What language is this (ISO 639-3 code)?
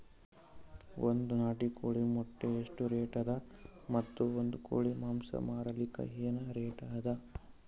kan